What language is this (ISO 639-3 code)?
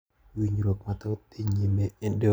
luo